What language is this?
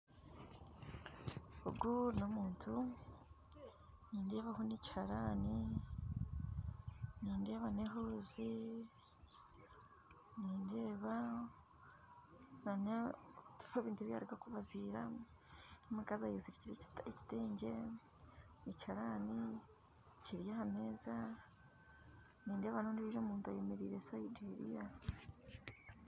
Nyankole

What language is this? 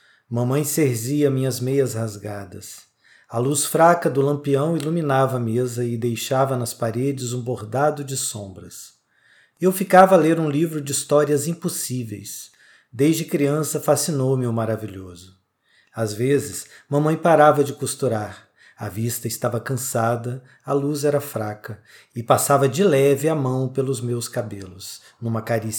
Portuguese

